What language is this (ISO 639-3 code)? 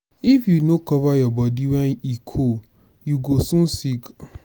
pcm